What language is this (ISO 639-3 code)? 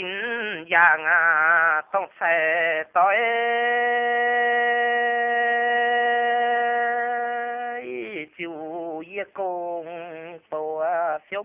ind